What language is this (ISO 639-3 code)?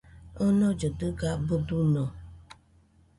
hux